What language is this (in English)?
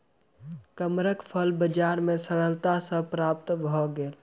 Maithili